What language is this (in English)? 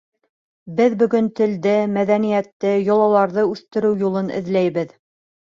Bashkir